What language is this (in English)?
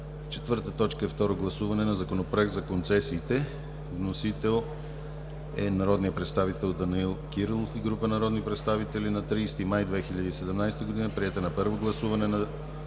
Bulgarian